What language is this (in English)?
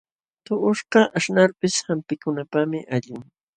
Jauja Wanca Quechua